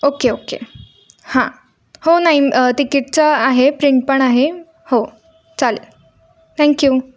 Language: Marathi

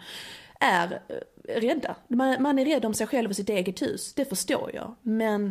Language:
Swedish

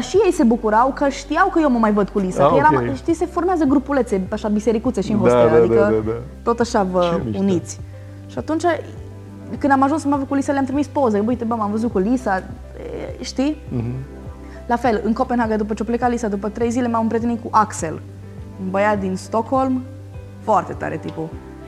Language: Romanian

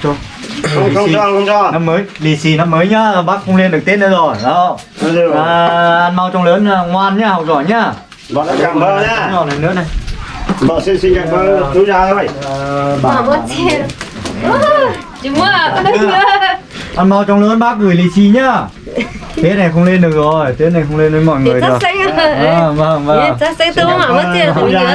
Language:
Vietnamese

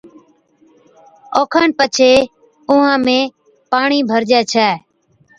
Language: Od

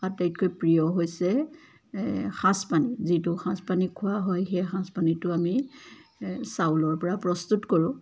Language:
Assamese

